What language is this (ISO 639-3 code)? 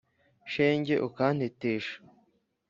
kin